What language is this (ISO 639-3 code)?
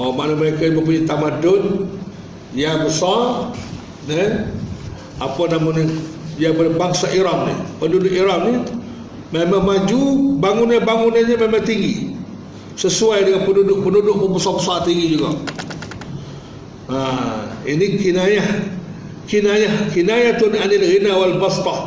msa